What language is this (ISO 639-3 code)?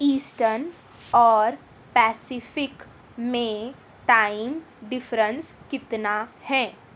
urd